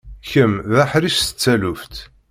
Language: Kabyle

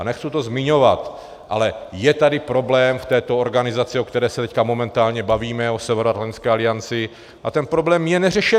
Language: Czech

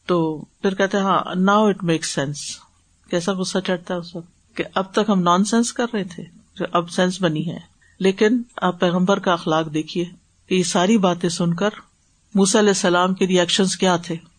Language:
Urdu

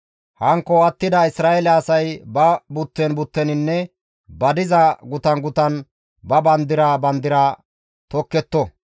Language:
Gamo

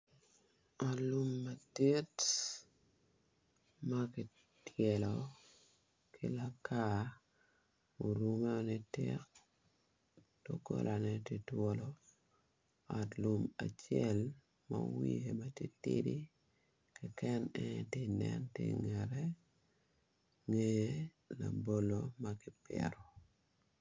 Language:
Acoli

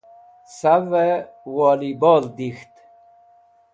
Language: Wakhi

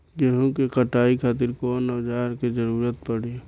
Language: Bhojpuri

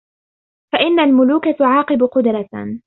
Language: Arabic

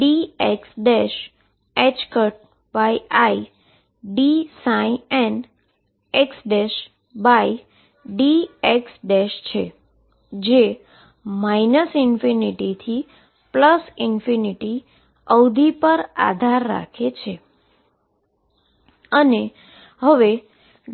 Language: Gujarati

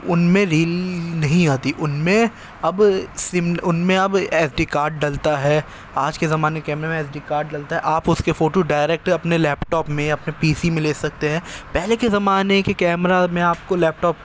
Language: Urdu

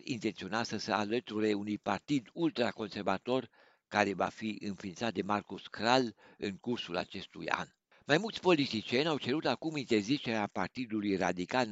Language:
Romanian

